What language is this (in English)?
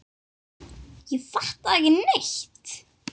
Icelandic